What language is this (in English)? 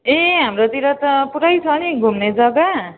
Nepali